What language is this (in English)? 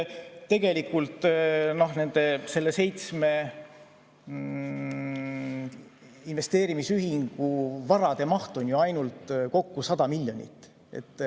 Estonian